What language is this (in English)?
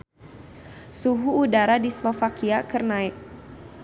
Sundanese